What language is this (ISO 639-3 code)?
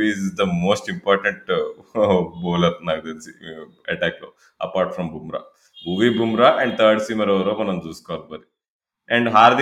tel